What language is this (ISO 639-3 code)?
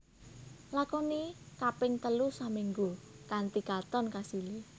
jav